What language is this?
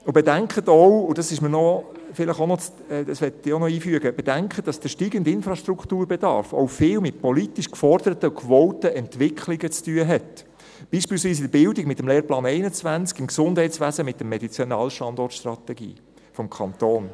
Swiss German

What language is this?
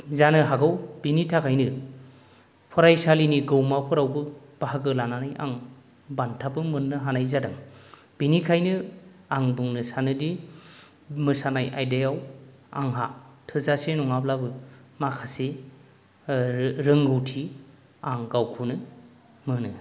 Bodo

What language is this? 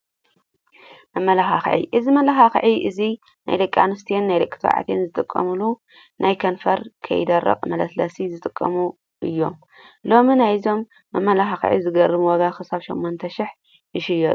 Tigrinya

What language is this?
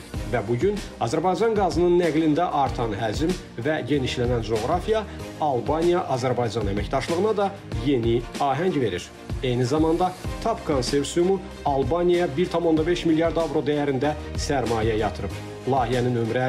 Turkish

